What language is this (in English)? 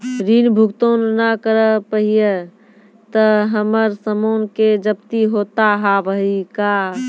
Maithili